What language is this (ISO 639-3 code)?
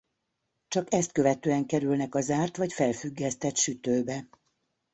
hun